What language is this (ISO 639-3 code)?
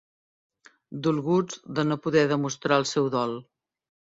cat